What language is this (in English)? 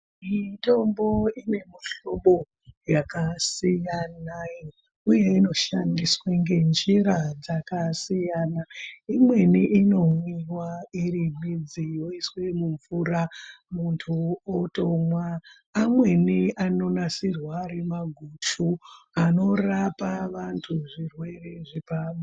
Ndau